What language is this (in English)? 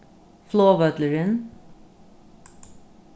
Faroese